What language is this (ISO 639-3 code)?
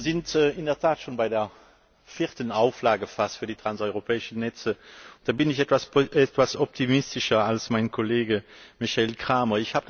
deu